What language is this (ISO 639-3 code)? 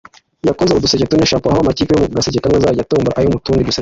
kin